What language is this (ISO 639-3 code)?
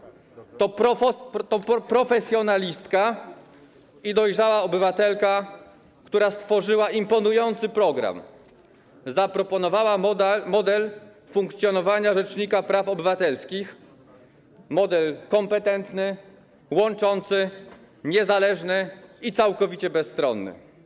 pol